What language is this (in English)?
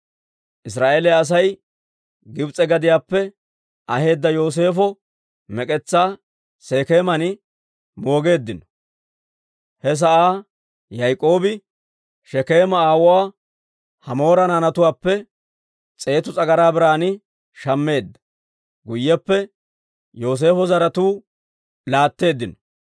Dawro